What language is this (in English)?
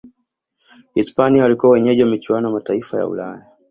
Swahili